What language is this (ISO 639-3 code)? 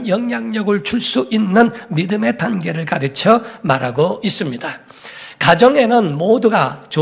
kor